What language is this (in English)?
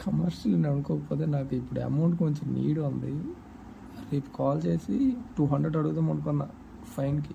Telugu